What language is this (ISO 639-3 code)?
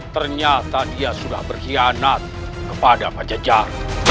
ind